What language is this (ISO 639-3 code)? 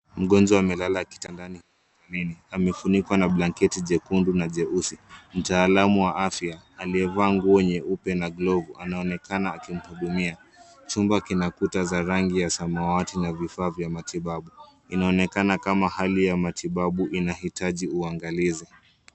swa